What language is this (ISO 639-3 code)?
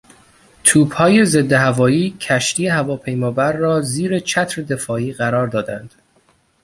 fas